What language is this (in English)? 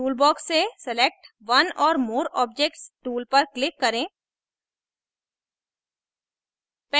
Hindi